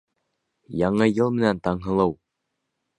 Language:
Bashkir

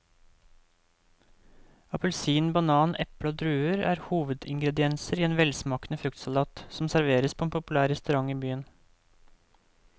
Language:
Norwegian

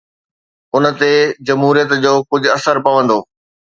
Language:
Sindhi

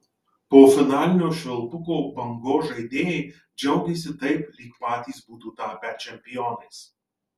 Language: Lithuanian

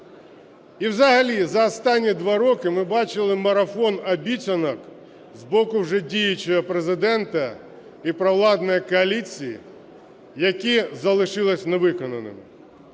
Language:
Ukrainian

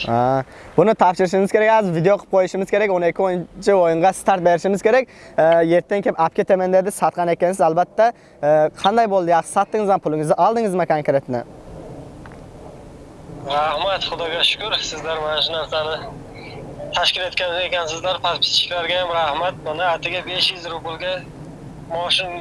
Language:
Turkish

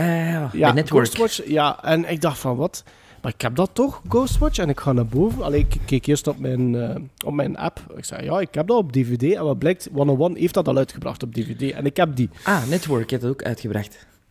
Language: Dutch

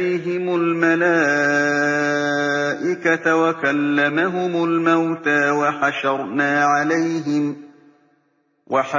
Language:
Arabic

